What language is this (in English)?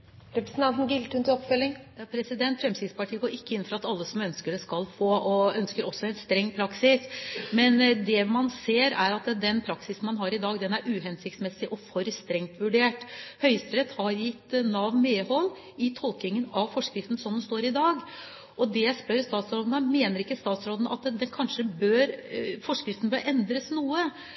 Norwegian Bokmål